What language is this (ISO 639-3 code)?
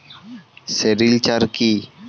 ben